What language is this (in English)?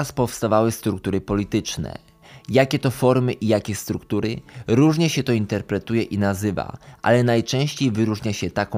Polish